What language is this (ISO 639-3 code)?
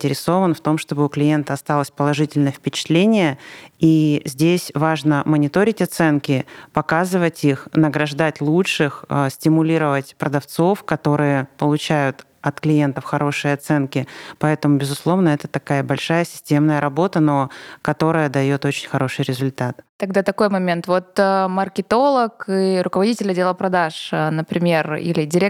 rus